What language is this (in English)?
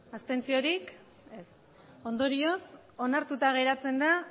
Basque